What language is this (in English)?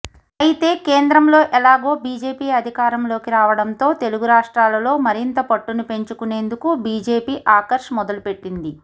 Telugu